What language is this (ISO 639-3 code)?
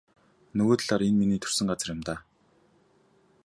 mon